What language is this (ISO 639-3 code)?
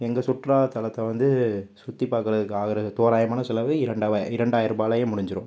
tam